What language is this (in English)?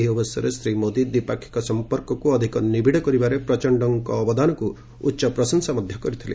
Odia